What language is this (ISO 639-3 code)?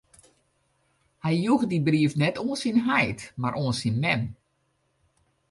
fry